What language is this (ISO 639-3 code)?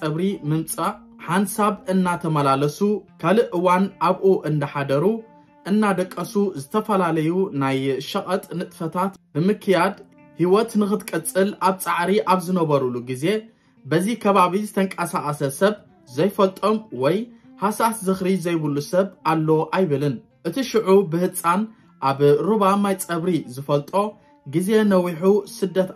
ara